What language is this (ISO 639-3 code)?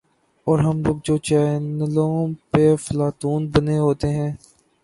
urd